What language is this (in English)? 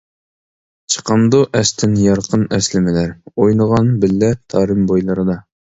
Uyghur